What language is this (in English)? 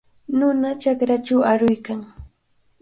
Cajatambo North Lima Quechua